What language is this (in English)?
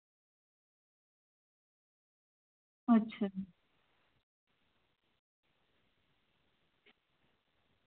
Dogri